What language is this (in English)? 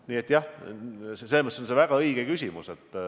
Estonian